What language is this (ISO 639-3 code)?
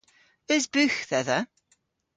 cor